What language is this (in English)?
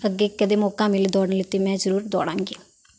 Punjabi